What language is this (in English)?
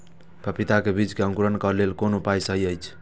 Maithili